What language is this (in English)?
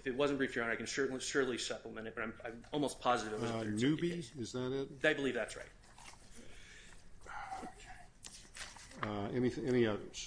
English